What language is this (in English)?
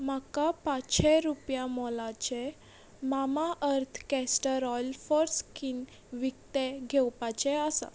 Konkani